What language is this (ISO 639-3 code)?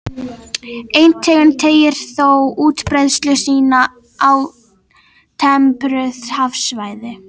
isl